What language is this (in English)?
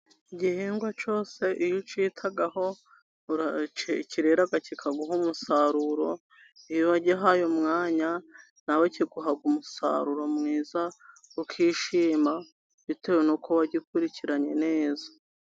Kinyarwanda